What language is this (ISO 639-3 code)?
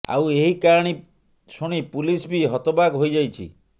ori